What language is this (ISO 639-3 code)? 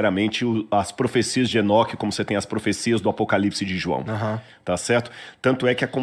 por